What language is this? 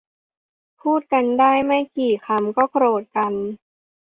Thai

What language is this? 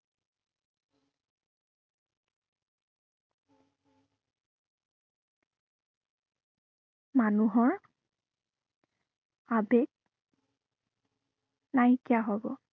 Assamese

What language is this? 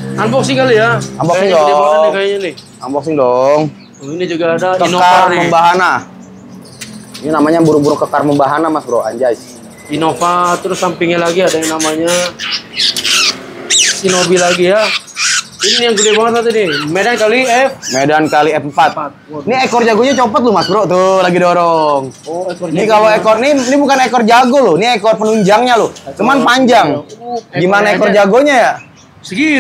Indonesian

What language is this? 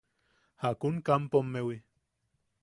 Yaqui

